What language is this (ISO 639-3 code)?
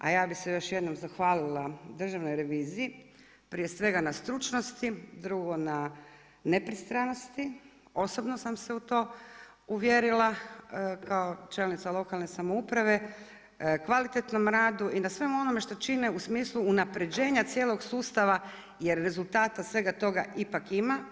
hrv